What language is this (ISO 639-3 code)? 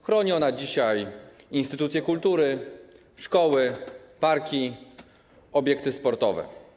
pol